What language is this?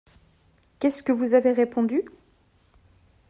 French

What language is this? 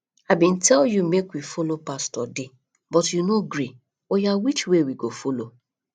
Nigerian Pidgin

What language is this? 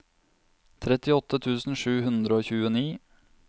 Norwegian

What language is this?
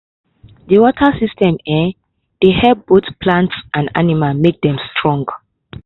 Nigerian Pidgin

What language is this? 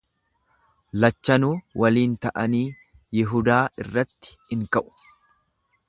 Oromo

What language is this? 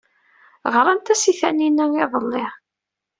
Kabyle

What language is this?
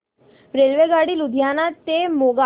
Marathi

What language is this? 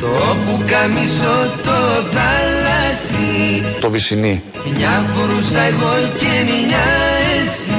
Greek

